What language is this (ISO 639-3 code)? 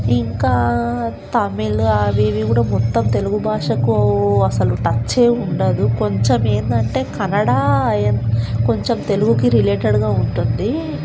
tel